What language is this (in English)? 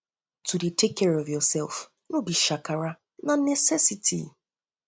Nigerian Pidgin